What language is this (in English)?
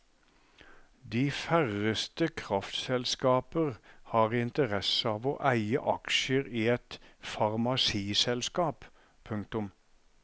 Norwegian